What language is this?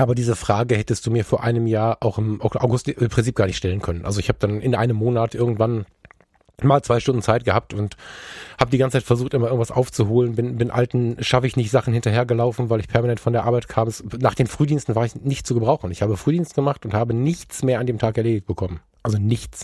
German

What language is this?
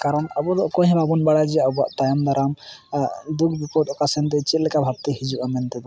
Santali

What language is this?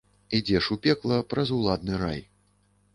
Belarusian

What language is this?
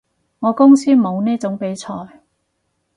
Cantonese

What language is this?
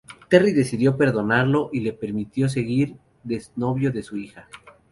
Spanish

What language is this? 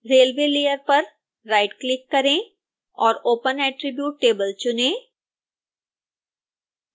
Hindi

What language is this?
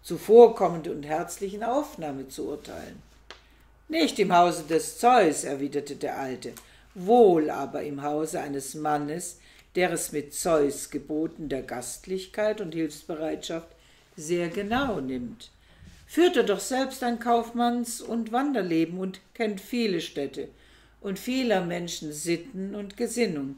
German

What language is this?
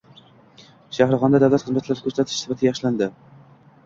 Uzbek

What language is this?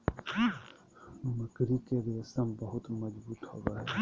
Magahi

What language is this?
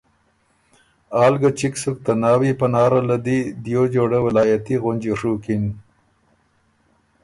Ormuri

